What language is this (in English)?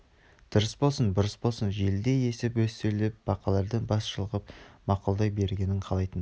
Kazakh